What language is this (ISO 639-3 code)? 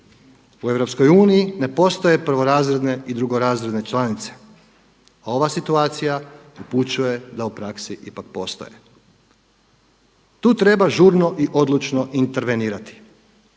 hrv